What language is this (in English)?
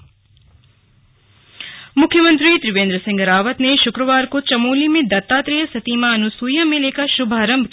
Hindi